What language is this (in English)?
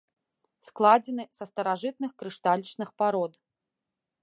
Belarusian